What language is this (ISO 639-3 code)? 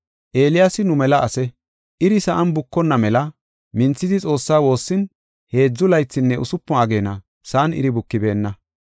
gof